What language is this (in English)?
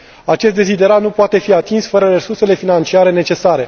Romanian